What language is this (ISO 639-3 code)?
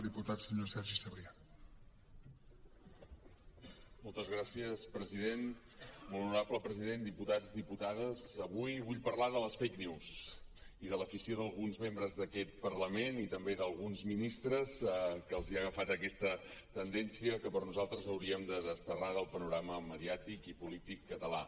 cat